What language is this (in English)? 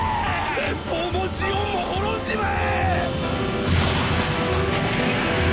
Japanese